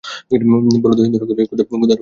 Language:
Bangla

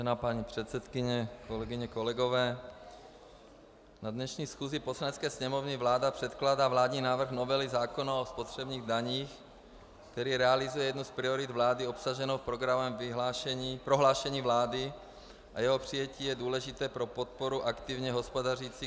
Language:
Czech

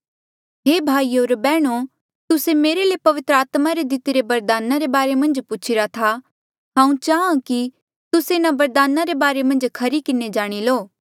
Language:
Mandeali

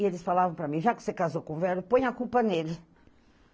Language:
Portuguese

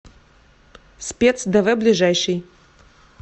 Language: Russian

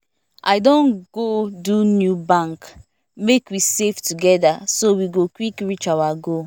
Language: Nigerian Pidgin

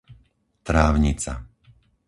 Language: Slovak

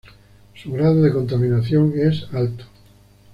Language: Spanish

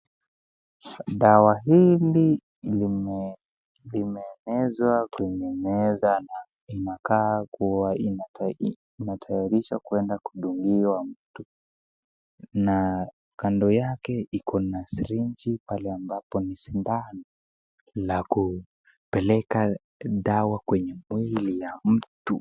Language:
Swahili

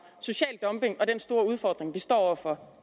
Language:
Danish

